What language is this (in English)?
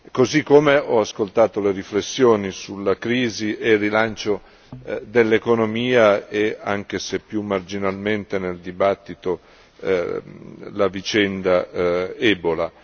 Italian